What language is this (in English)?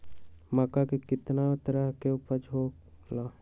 Magahi